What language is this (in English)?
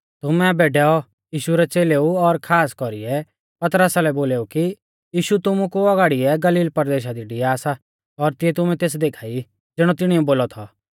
Mahasu Pahari